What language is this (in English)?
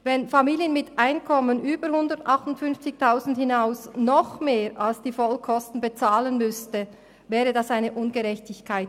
Swiss German